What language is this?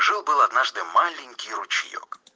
Russian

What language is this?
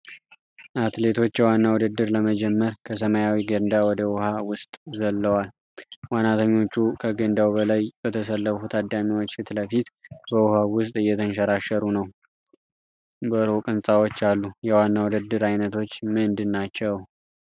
Amharic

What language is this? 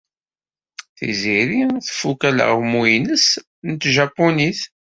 Kabyle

